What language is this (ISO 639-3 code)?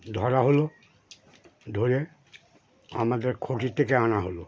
ben